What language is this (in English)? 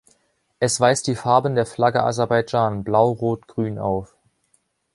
German